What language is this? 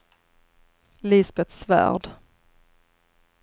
Swedish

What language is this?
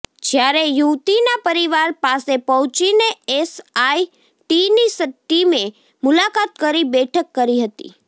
Gujarati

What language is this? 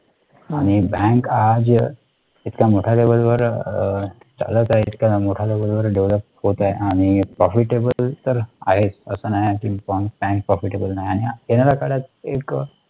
Marathi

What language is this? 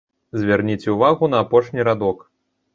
Belarusian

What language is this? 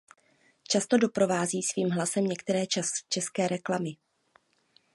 Czech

